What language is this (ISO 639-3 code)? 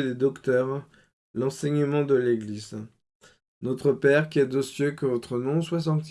fra